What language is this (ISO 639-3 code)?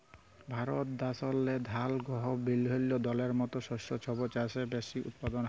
ben